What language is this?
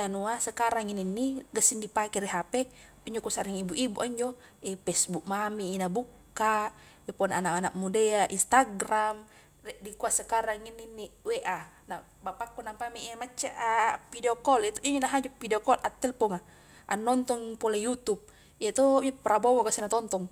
Highland Konjo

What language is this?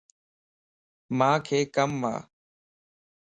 Lasi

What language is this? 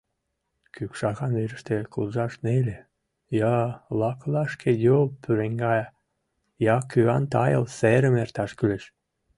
Mari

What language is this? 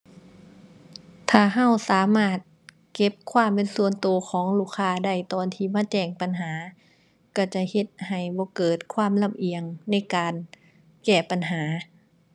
Thai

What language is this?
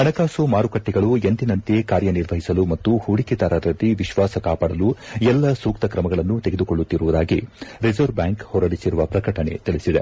Kannada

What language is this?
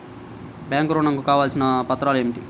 Telugu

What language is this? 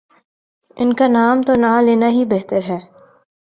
Urdu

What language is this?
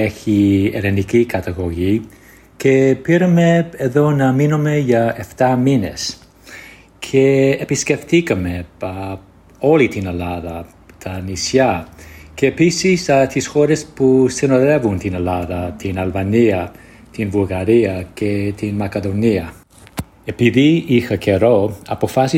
Greek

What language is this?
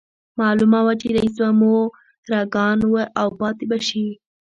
Pashto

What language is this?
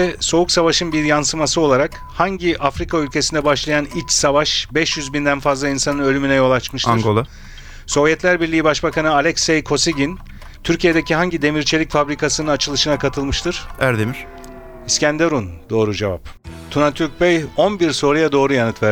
Turkish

